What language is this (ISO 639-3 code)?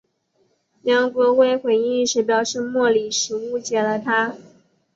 zho